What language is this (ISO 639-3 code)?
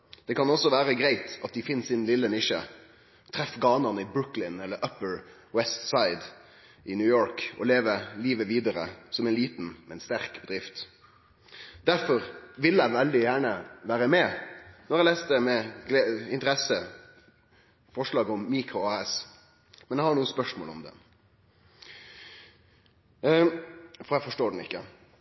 nno